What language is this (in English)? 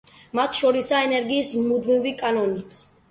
Georgian